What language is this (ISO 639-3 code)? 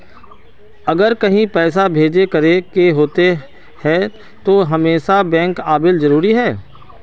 mag